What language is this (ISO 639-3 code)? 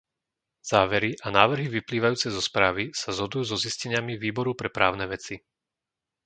slk